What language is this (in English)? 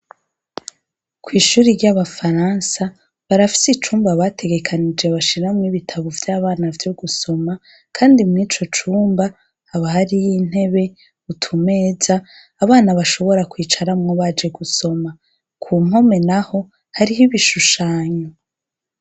Rundi